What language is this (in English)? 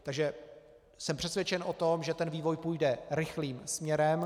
Czech